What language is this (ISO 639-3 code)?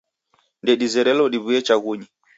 dav